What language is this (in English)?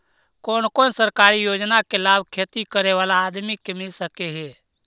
Magahi